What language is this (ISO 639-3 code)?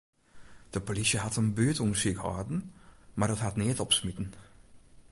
fry